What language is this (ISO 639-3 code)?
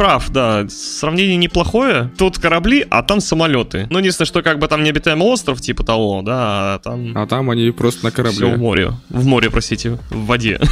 rus